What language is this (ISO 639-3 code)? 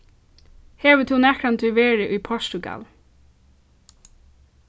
fao